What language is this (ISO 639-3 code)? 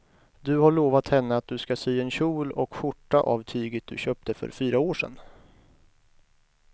swe